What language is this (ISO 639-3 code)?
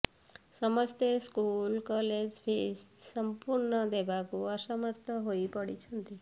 ori